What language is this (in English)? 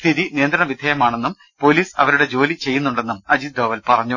Malayalam